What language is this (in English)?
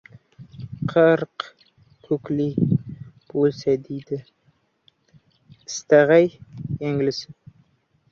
Uzbek